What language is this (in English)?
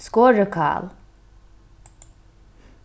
Faroese